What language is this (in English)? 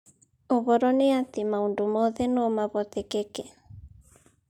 Kikuyu